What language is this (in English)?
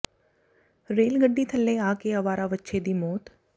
Punjabi